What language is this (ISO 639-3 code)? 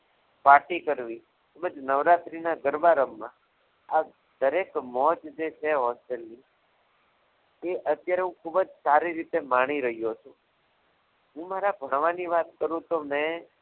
guj